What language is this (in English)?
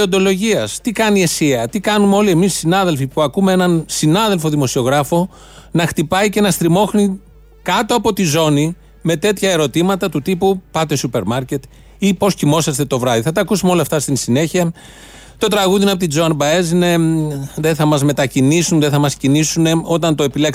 Greek